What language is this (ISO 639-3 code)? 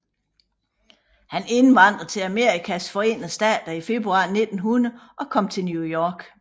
dan